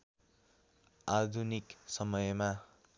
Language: Nepali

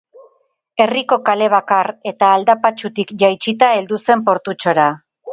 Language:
Basque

